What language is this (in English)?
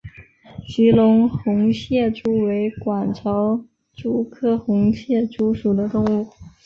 Chinese